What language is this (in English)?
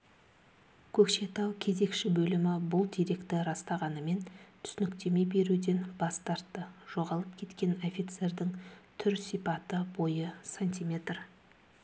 Kazakh